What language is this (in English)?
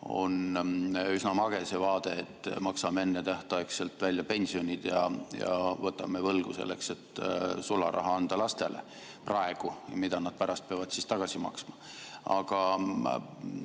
Estonian